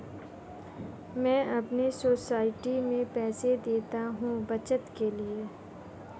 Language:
Hindi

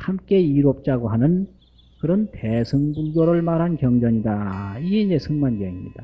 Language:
Korean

